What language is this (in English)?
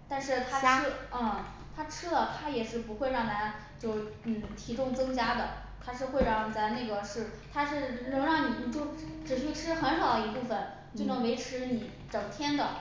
Chinese